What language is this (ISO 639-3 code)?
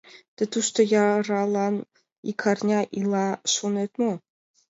chm